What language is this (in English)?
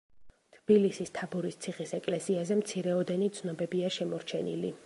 Georgian